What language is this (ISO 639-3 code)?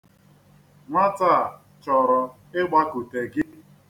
ibo